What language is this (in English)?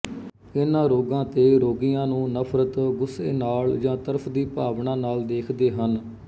Punjabi